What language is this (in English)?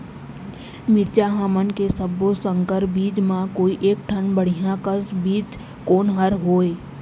Chhattisgarhi